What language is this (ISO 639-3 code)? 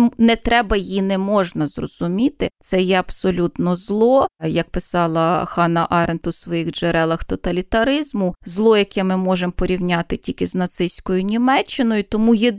ukr